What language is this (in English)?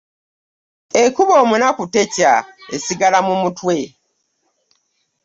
Ganda